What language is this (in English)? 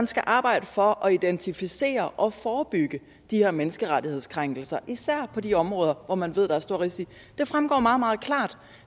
Danish